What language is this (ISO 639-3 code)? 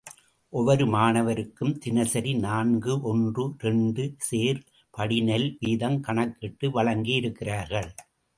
tam